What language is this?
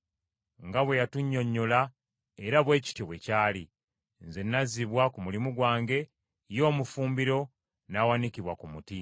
Ganda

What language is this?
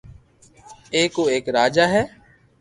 Loarki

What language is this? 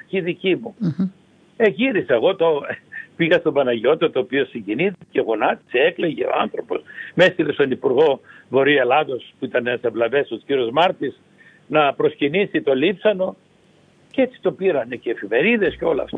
Greek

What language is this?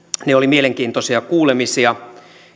Finnish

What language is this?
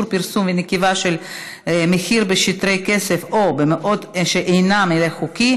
Hebrew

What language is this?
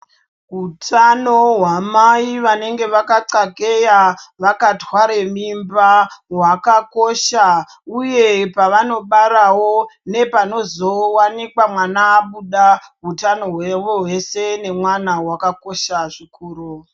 Ndau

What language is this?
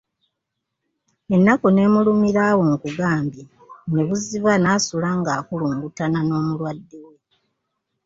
Ganda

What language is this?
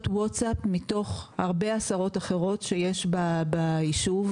Hebrew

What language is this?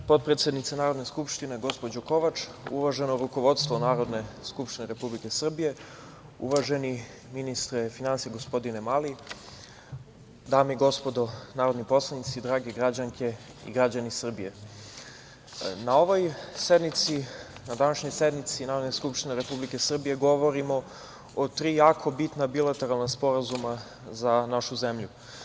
Serbian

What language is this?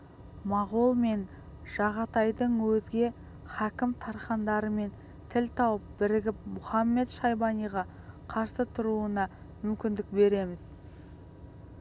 Kazakh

